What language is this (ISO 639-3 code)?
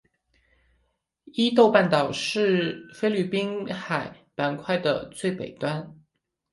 zho